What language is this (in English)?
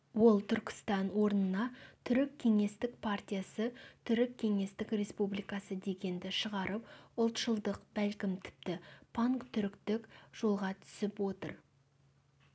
Kazakh